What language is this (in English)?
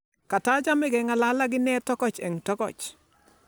Kalenjin